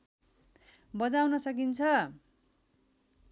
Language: Nepali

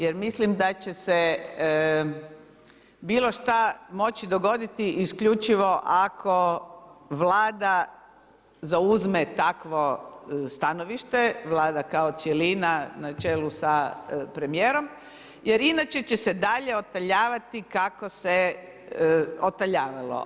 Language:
Croatian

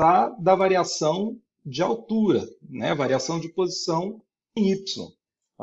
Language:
Portuguese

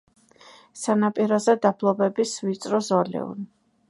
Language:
Georgian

